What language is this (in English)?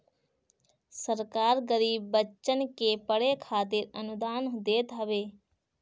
Bhojpuri